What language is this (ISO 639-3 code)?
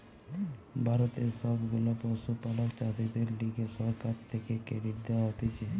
ben